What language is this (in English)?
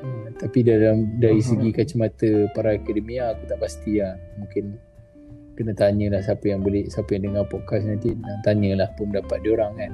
Malay